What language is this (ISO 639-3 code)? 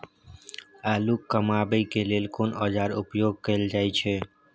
mai